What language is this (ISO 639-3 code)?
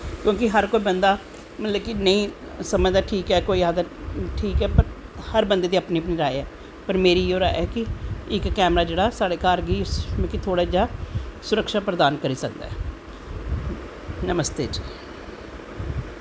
doi